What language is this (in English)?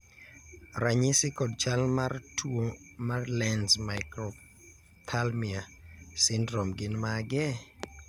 Luo (Kenya and Tanzania)